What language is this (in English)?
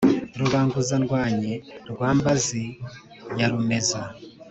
Kinyarwanda